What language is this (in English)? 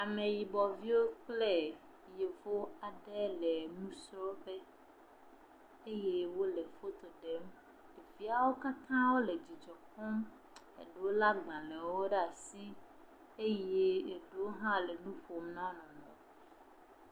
Ewe